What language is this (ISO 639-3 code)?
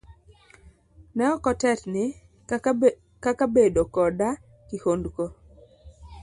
luo